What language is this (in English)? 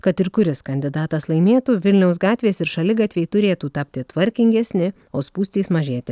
Lithuanian